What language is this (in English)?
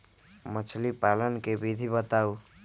Magahi